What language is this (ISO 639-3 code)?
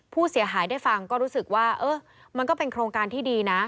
tha